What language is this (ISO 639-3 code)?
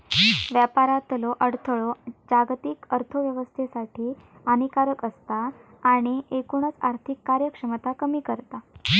mar